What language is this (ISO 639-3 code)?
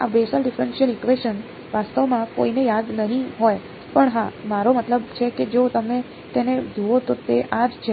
guj